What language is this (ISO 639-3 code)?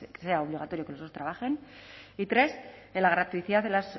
spa